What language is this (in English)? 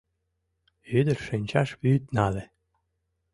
Mari